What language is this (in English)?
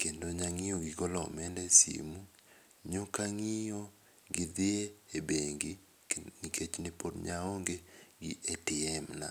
Luo (Kenya and Tanzania)